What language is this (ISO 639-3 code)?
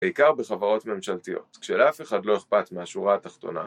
heb